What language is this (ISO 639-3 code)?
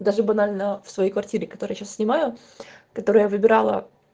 rus